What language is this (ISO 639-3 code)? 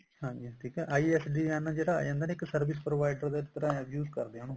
pan